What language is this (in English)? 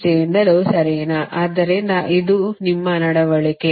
Kannada